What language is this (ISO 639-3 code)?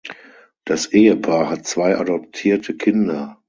deu